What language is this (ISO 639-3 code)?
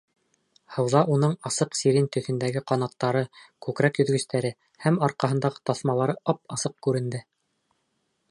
bak